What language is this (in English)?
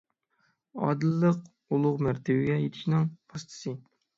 Uyghur